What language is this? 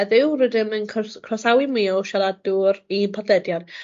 Welsh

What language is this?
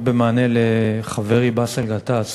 Hebrew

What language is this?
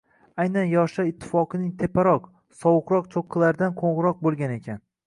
Uzbek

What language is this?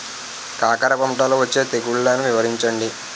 Telugu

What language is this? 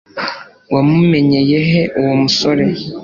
Kinyarwanda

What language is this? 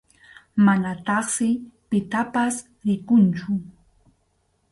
Arequipa-La Unión Quechua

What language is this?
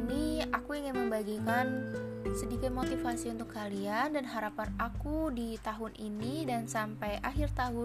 Indonesian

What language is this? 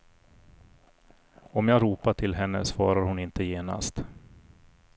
Swedish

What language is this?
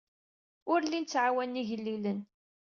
Kabyle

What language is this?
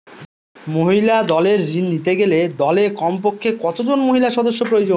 Bangla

